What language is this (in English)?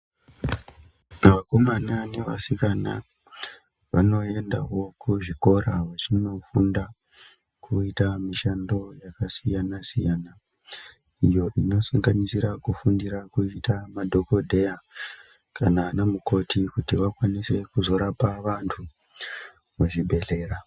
Ndau